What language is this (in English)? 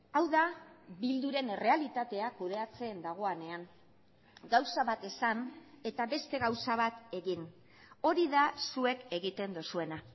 Basque